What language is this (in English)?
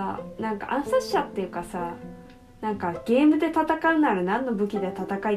Japanese